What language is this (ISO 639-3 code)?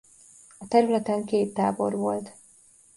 hun